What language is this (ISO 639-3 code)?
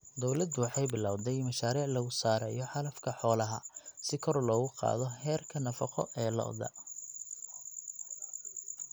som